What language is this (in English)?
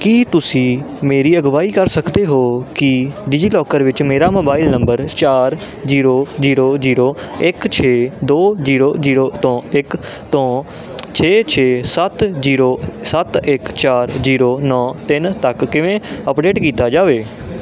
Punjabi